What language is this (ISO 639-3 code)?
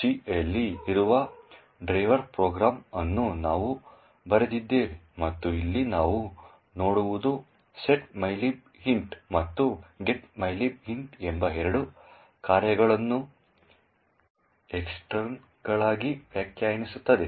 kan